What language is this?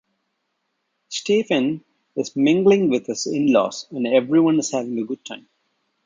English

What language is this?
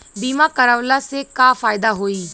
Bhojpuri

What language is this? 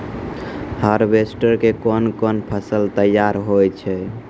Maithili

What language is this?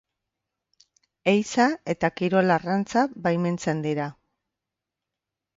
Basque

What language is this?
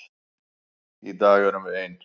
Icelandic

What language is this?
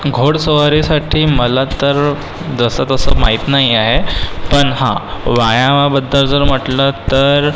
Marathi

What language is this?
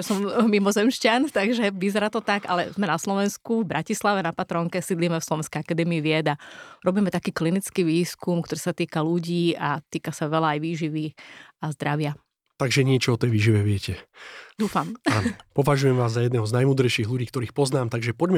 Slovak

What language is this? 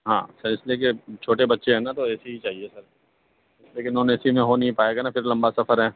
Urdu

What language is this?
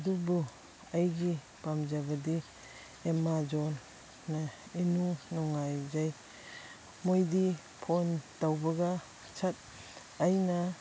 Manipuri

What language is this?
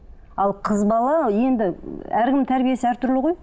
Kazakh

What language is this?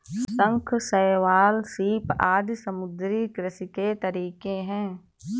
Hindi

